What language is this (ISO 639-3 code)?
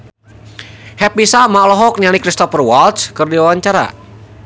sun